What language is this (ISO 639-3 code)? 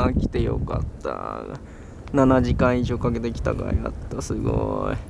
jpn